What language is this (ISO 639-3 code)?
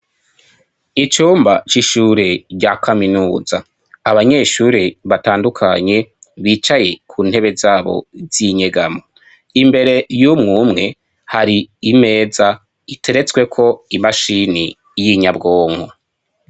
run